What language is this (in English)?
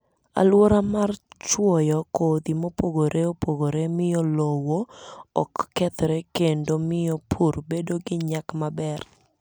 Luo (Kenya and Tanzania)